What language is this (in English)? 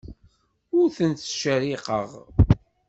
Kabyle